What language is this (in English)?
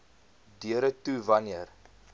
Afrikaans